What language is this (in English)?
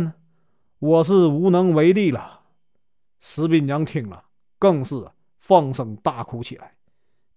Chinese